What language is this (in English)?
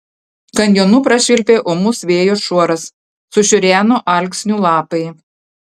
Lithuanian